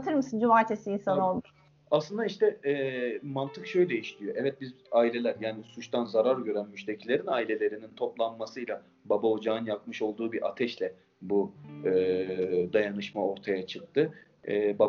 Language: Turkish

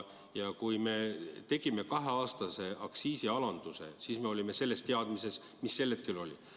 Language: Estonian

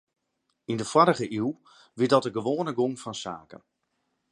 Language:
Western Frisian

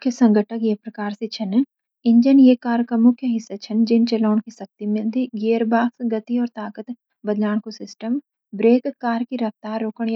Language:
Garhwali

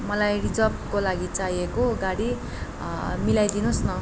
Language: Nepali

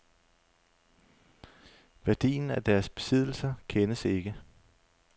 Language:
Danish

